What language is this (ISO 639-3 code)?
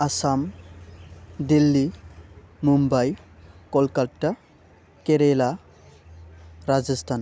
brx